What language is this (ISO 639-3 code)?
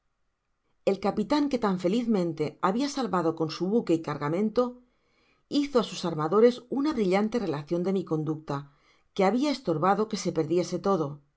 spa